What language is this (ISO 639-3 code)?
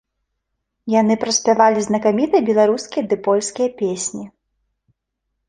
bel